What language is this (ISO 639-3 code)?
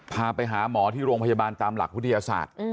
tha